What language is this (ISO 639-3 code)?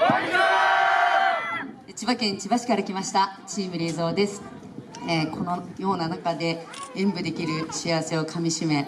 jpn